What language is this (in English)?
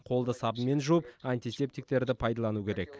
Kazakh